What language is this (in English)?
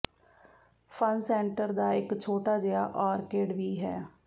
Punjabi